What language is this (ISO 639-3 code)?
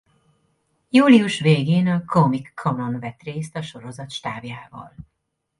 hun